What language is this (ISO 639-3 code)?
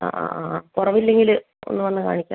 mal